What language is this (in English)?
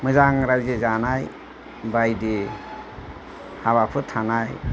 Bodo